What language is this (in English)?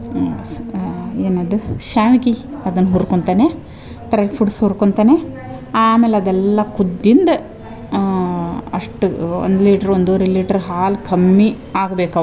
Kannada